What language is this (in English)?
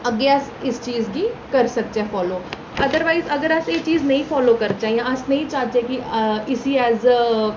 Dogri